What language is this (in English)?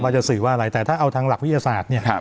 Thai